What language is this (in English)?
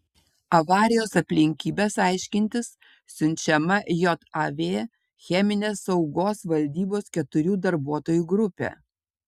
Lithuanian